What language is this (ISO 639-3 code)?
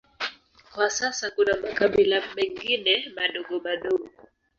swa